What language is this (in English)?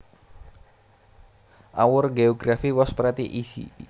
Javanese